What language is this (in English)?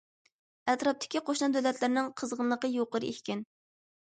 Uyghur